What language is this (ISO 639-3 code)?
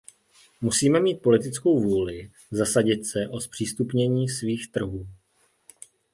ces